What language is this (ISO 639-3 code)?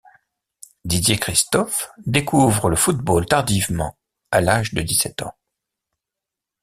fra